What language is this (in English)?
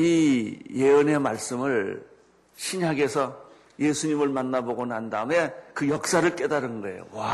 Korean